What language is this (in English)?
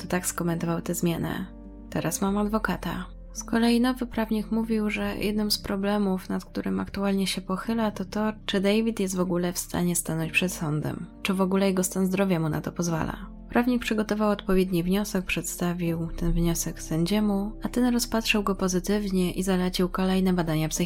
Polish